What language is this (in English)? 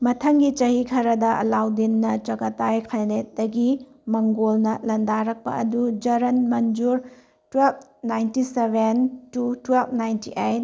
Manipuri